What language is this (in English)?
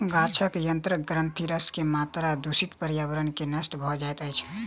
Maithili